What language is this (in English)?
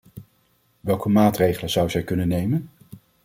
Dutch